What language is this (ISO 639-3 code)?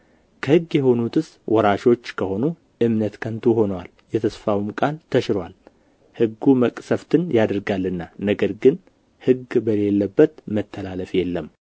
amh